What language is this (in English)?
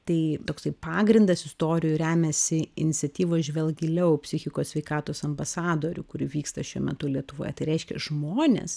Lithuanian